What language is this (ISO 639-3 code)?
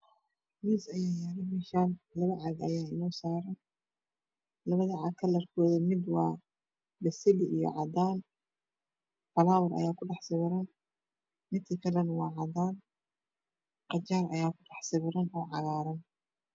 som